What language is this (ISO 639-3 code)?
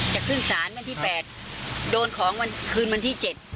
tha